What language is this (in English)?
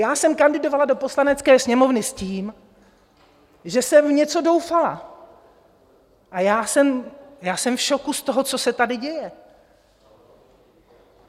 Czech